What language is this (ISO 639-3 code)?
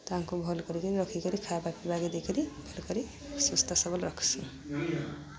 ori